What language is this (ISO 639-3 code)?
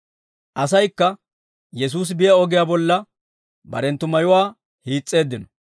dwr